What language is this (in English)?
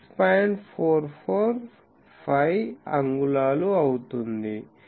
Telugu